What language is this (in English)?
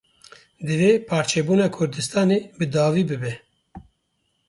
Kurdish